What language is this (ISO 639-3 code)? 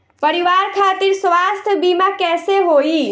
bho